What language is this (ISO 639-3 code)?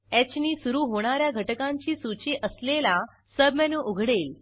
mar